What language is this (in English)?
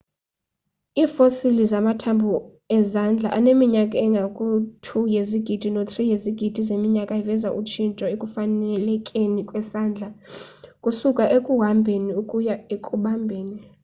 Xhosa